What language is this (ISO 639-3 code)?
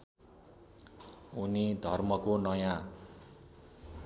nep